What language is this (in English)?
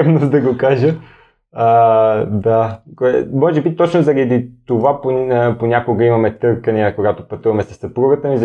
Bulgarian